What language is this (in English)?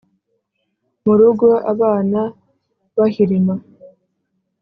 Kinyarwanda